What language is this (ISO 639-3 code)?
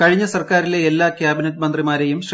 mal